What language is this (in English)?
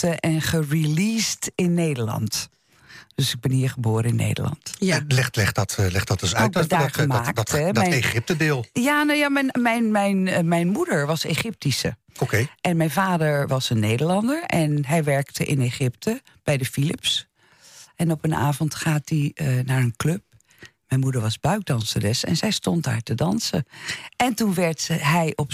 Dutch